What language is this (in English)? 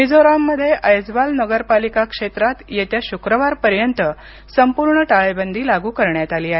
Marathi